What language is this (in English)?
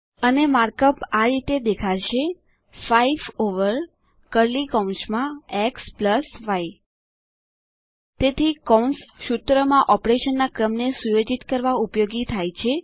Gujarati